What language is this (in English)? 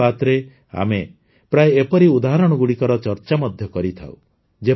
Odia